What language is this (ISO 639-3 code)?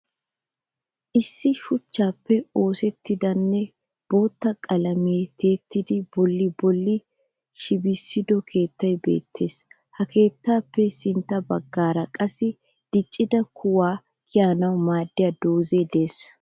wal